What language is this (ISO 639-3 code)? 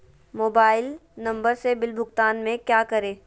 mag